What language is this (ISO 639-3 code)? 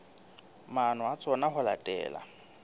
sot